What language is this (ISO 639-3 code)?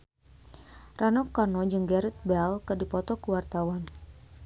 sun